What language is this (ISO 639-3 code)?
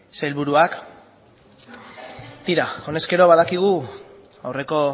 eus